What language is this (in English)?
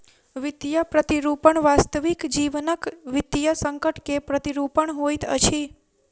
Maithili